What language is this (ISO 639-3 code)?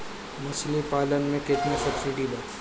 bho